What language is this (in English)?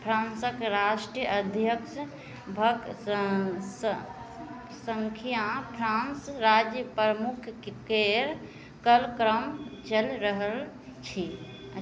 Maithili